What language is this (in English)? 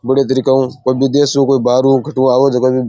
Rajasthani